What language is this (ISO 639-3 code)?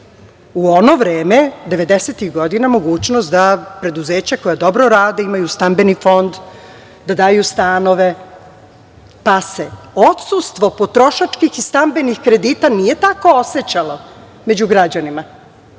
srp